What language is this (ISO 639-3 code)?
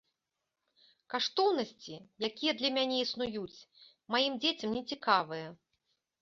bel